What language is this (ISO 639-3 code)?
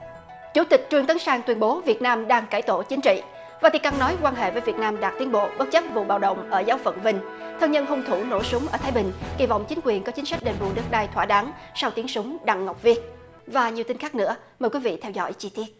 vie